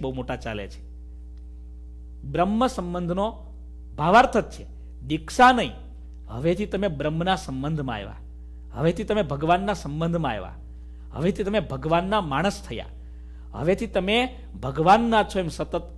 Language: Hindi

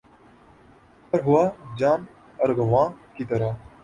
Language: Urdu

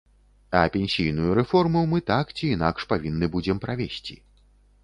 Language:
Belarusian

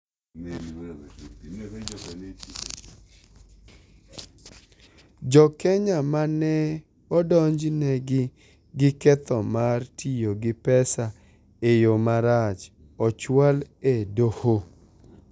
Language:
Luo (Kenya and Tanzania)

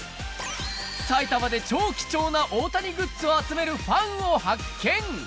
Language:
Japanese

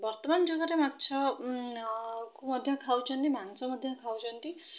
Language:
Odia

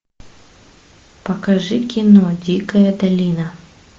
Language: Russian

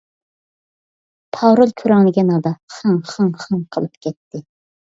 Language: Uyghur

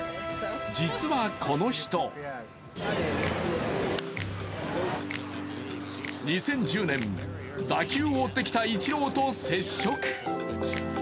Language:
Japanese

